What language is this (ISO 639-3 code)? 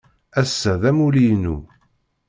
kab